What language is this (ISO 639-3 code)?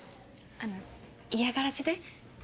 jpn